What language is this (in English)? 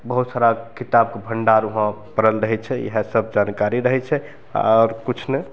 Maithili